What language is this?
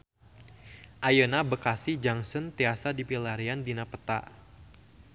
Sundanese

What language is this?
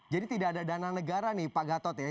Indonesian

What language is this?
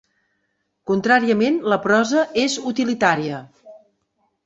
Catalan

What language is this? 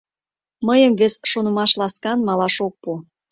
Mari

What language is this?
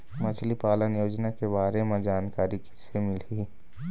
Chhattisgarhi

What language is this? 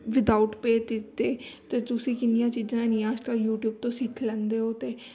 Punjabi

